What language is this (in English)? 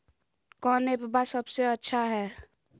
Magahi